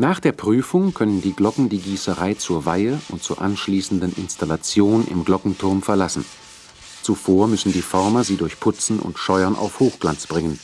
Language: German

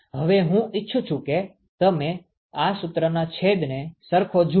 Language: Gujarati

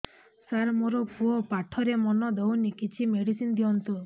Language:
Odia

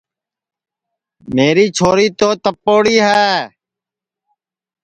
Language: Sansi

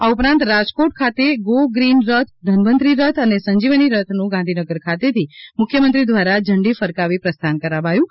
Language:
Gujarati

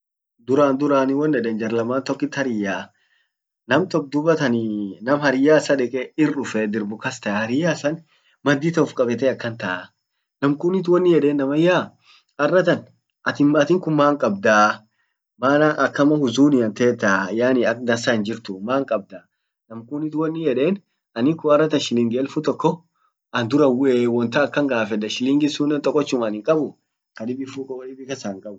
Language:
Orma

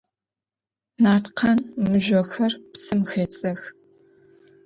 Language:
Adyghe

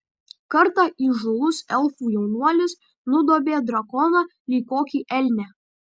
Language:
Lithuanian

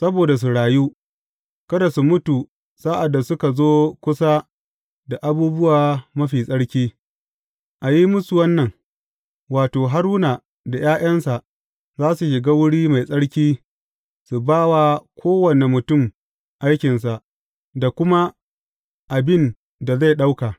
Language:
Hausa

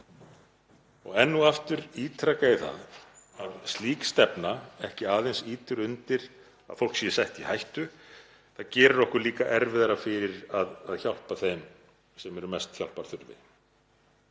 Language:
Icelandic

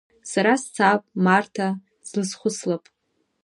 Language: Abkhazian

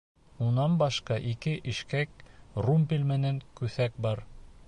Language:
Bashkir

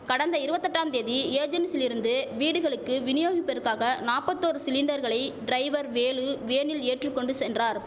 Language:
Tamil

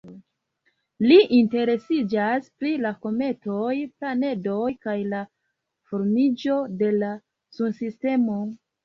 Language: Esperanto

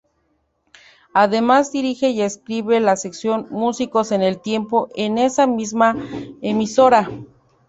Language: Spanish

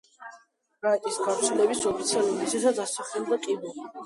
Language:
Georgian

